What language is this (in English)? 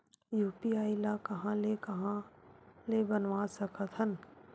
Chhattisgarhi